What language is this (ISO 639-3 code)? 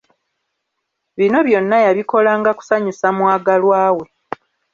lug